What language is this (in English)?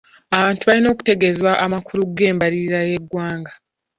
Ganda